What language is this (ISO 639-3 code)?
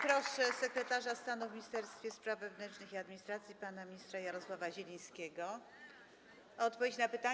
pol